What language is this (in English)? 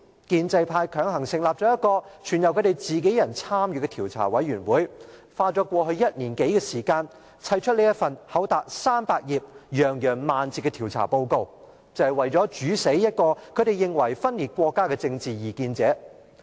Cantonese